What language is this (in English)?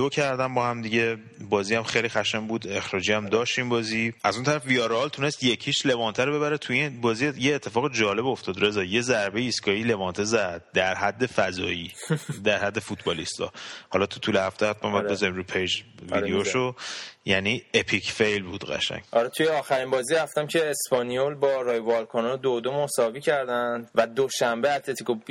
Persian